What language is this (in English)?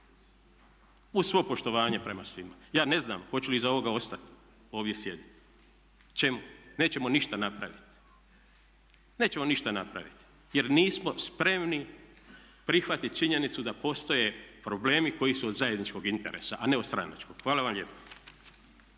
Croatian